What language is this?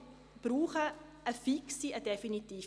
Swiss German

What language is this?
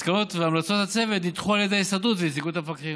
Hebrew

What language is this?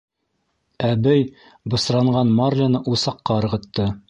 Bashkir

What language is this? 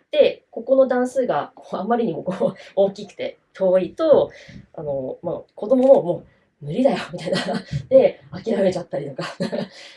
Japanese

